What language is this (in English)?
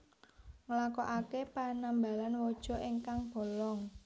Javanese